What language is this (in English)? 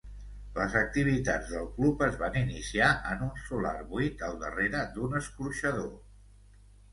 Catalan